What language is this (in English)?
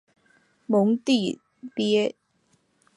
Chinese